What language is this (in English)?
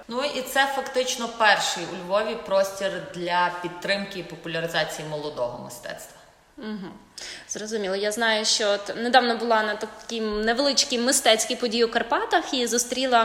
Ukrainian